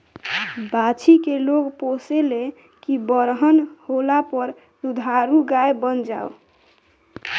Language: Bhojpuri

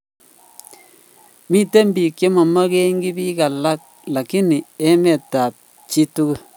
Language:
Kalenjin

